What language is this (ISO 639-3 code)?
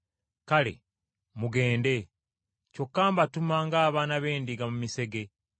lug